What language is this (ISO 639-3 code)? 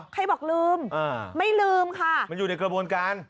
tha